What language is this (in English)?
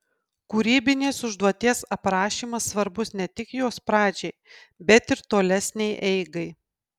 Lithuanian